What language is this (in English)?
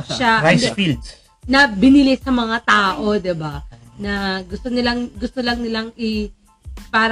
Filipino